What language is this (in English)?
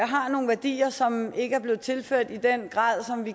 Danish